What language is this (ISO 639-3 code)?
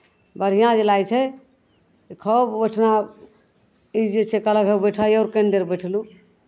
mai